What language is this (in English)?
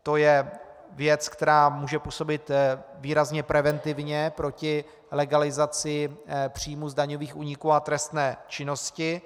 Czech